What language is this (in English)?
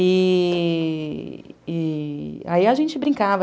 Portuguese